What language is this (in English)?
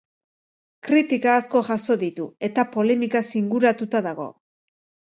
Basque